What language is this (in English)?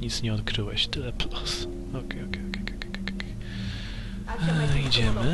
Polish